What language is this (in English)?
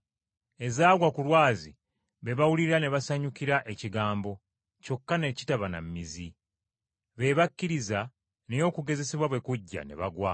Ganda